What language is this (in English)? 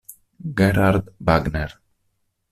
Italian